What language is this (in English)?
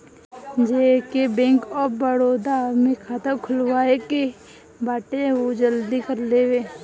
Bhojpuri